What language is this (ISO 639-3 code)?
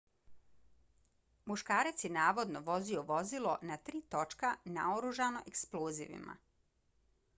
bos